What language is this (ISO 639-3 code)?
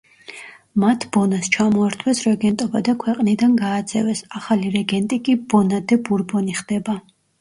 kat